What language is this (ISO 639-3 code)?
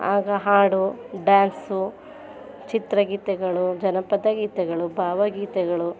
kan